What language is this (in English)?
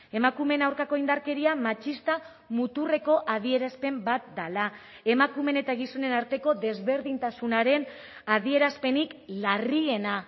Basque